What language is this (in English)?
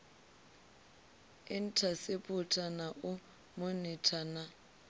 Venda